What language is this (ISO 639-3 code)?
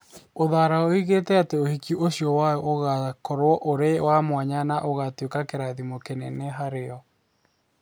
kik